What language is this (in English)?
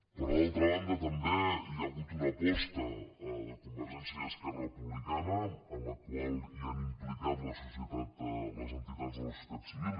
Catalan